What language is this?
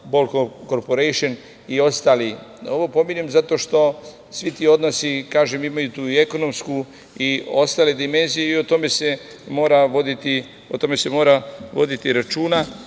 Serbian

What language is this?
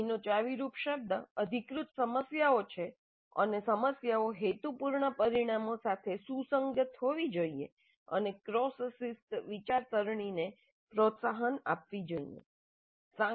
Gujarati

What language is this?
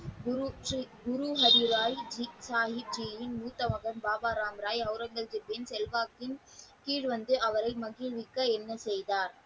Tamil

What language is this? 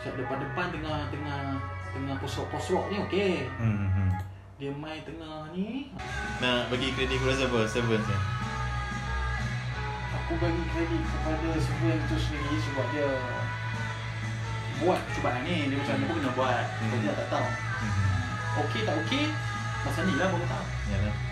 Malay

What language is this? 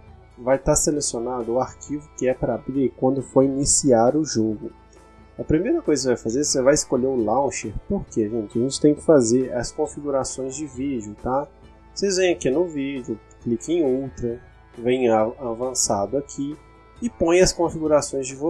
Portuguese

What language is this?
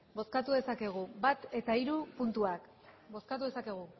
Basque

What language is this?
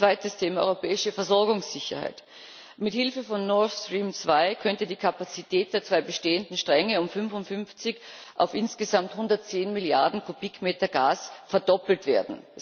German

